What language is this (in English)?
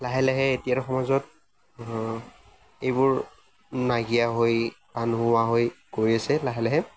Assamese